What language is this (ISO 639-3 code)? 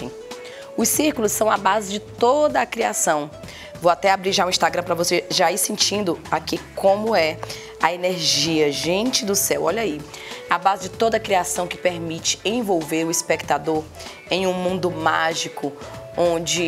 por